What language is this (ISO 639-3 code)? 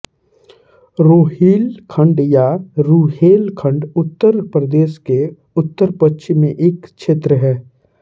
hin